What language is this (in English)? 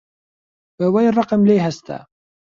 Central Kurdish